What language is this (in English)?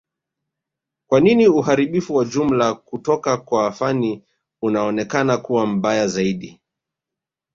Swahili